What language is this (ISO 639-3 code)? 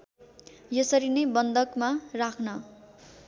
nep